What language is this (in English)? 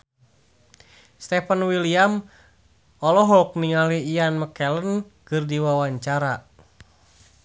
Sundanese